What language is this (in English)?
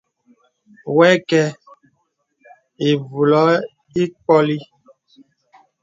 Bebele